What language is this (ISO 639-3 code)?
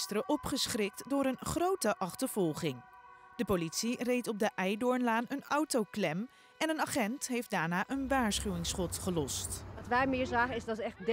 nld